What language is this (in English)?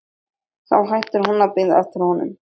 Icelandic